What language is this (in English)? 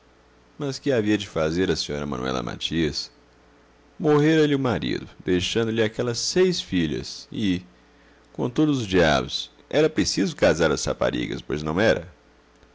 Portuguese